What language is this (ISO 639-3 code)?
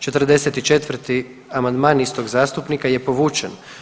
hrv